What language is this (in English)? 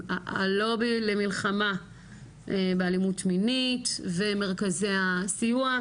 Hebrew